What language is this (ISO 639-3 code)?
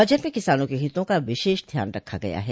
hin